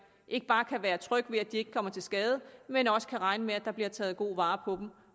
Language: Danish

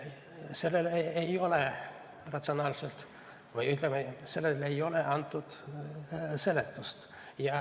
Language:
Estonian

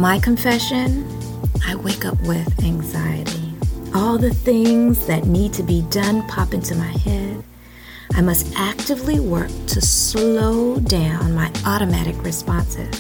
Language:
English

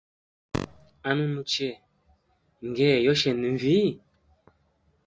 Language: Hemba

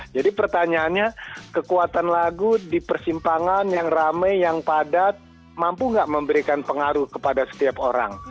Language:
Indonesian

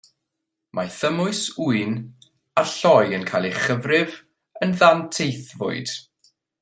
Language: Welsh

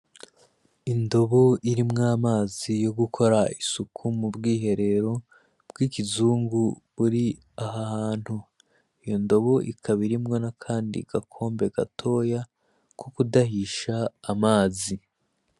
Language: Rundi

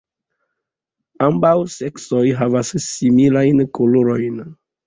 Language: Esperanto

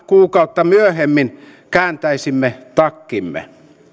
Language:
Finnish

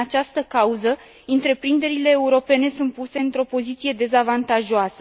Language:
Romanian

